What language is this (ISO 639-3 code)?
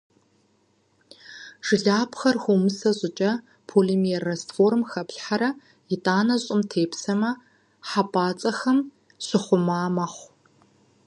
kbd